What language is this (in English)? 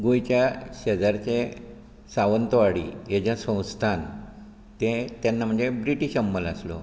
Konkani